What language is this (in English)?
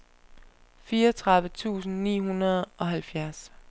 Danish